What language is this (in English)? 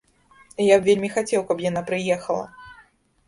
Belarusian